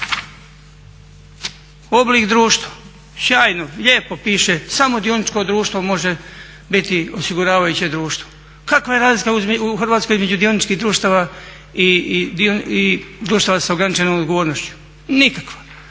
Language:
Croatian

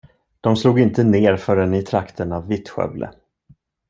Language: Swedish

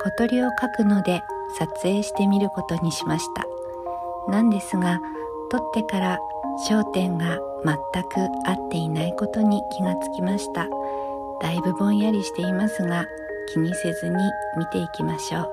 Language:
Japanese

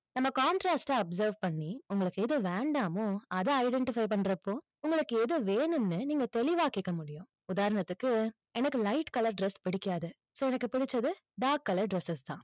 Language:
Tamil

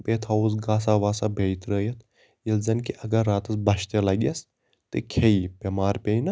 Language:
Kashmiri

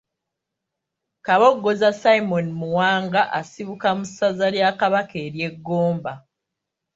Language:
Ganda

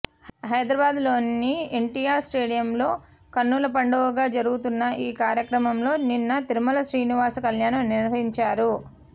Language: Telugu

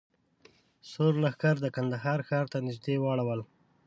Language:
Pashto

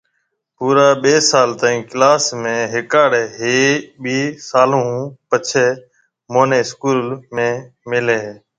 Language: Marwari (Pakistan)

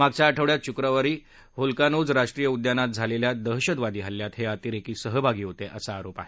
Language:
Marathi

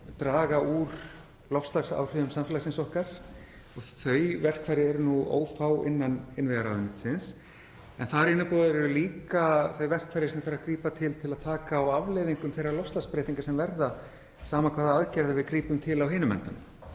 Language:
Icelandic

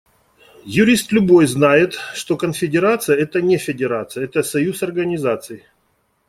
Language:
Russian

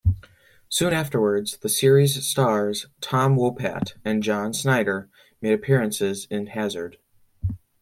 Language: English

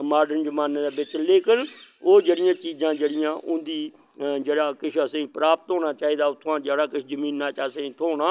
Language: Dogri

